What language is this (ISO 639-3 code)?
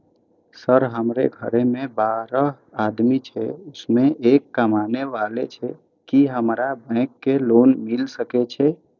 mai